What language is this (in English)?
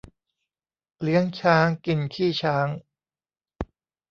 Thai